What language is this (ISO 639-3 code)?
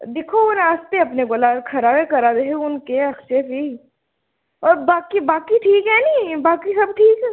doi